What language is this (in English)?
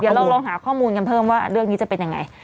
Thai